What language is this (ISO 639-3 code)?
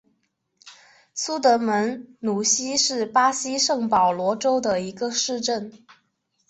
zho